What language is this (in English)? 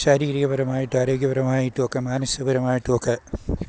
Malayalam